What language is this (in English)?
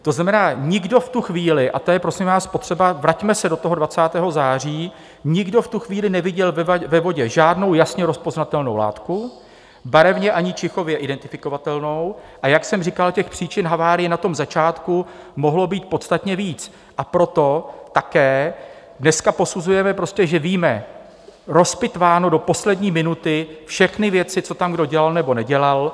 Czech